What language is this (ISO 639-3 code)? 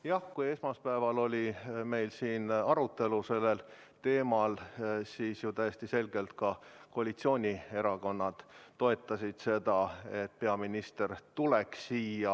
est